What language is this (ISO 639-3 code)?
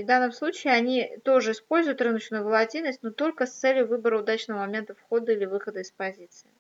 rus